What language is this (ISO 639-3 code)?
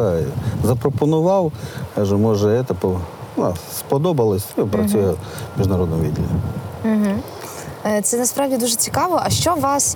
ukr